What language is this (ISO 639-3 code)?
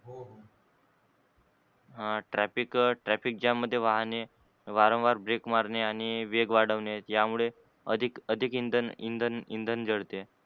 mar